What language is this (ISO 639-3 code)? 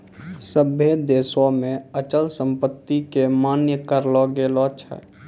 mai